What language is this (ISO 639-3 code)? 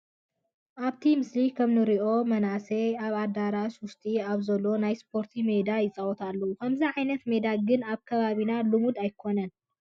tir